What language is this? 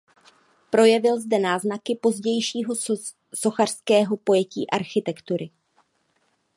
Czech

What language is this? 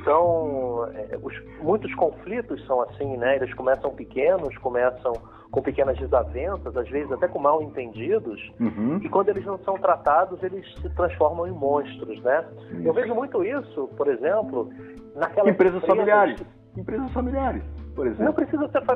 Portuguese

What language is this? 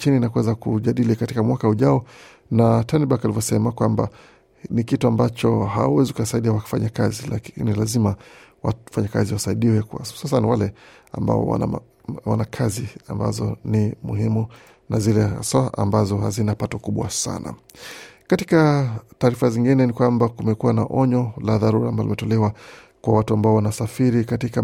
Swahili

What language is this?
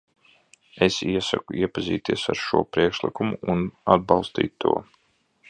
Latvian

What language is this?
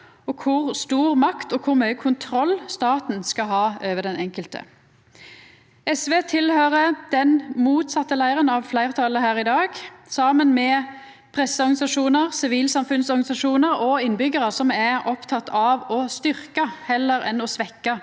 Norwegian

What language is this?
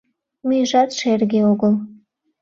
Mari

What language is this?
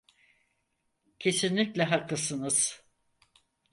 Turkish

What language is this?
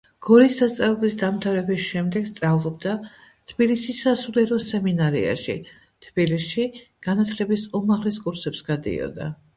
Georgian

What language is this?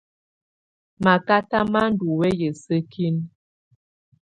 Tunen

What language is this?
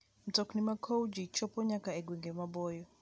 Luo (Kenya and Tanzania)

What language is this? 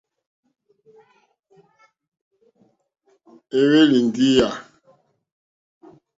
Mokpwe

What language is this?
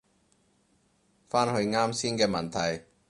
Cantonese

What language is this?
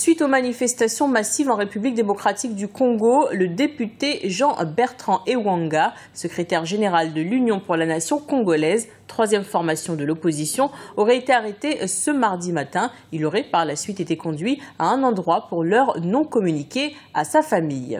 French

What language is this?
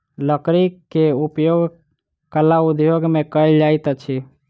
Maithili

